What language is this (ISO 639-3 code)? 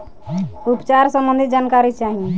bho